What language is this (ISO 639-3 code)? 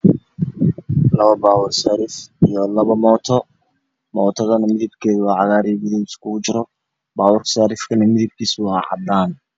som